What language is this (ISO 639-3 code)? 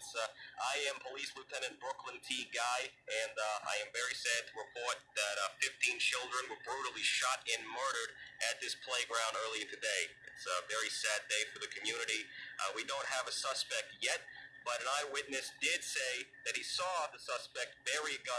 eng